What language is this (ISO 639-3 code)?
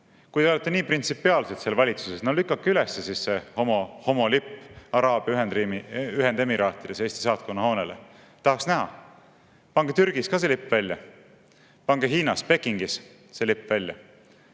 est